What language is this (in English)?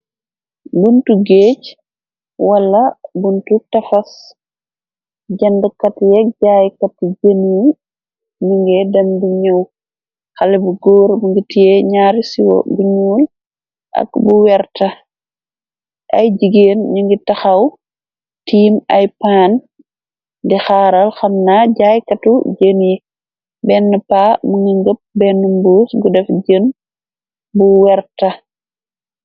Wolof